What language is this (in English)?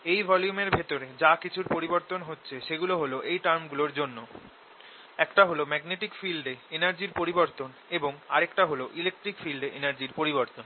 Bangla